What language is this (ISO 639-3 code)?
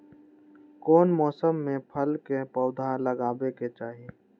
mag